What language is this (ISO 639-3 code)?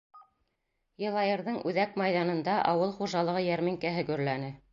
bak